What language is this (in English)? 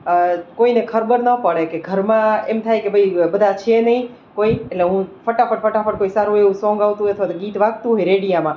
Gujarati